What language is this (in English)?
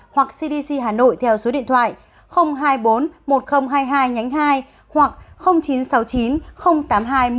Vietnamese